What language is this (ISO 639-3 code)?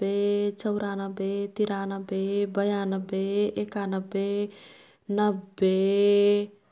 tkt